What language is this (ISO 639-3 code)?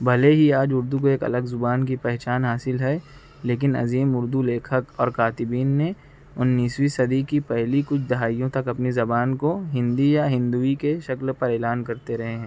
urd